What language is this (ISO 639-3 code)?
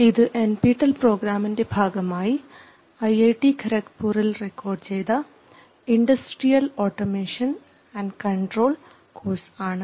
mal